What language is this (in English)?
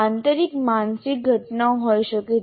Gujarati